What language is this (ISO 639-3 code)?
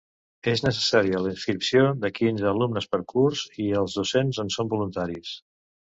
cat